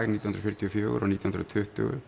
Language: Icelandic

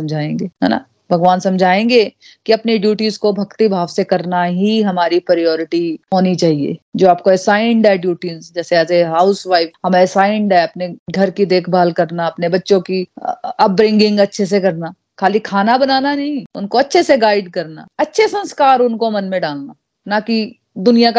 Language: Hindi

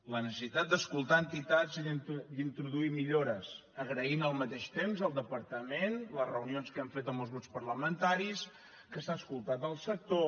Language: Catalan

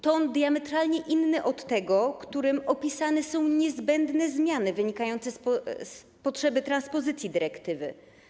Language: Polish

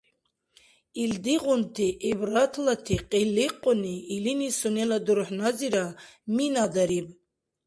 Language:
Dargwa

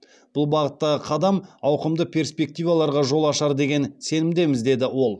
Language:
Kazakh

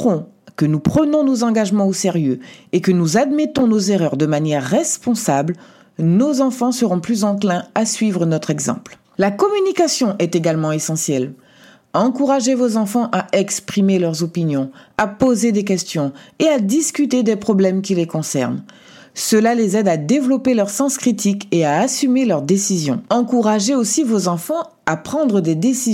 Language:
French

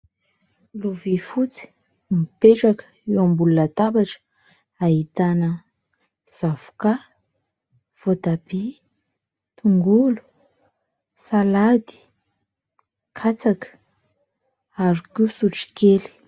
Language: Malagasy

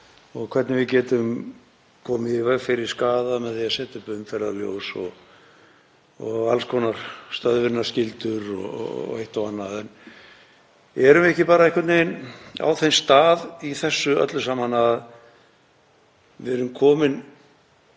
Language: Icelandic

